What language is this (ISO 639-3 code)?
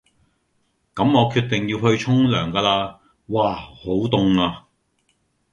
yue